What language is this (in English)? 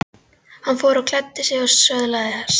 Icelandic